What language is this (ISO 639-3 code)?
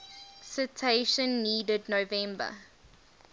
eng